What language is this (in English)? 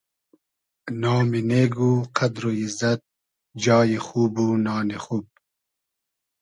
Hazaragi